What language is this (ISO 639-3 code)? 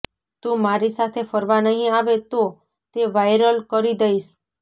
guj